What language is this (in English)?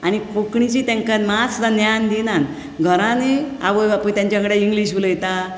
Konkani